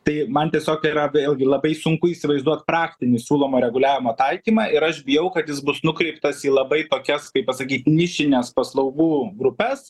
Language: Lithuanian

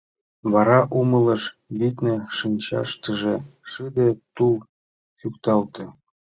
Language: Mari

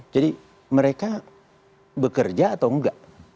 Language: Indonesian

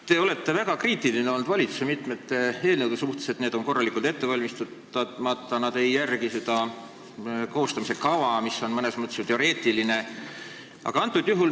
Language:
Estonian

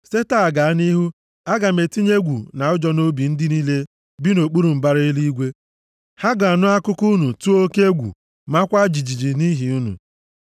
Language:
Igbo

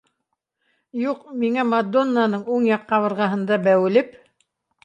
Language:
Bashkir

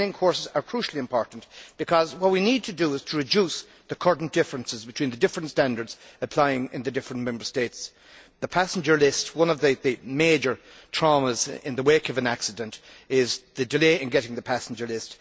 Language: English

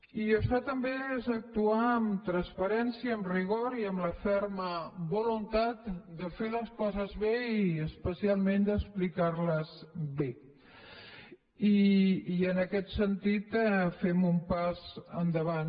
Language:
Catalan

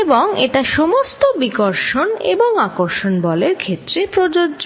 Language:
Bangla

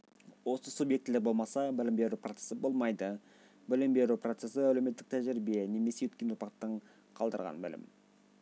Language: Kazakh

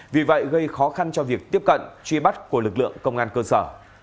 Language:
Vietnamese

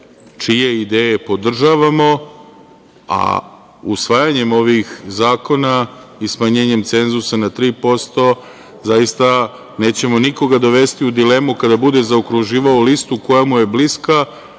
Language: Serbian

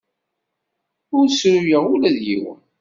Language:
Kabyle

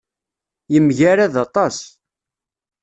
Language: Kabyle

